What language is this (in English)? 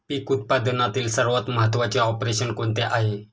Marathi